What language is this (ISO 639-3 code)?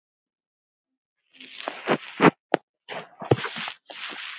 isl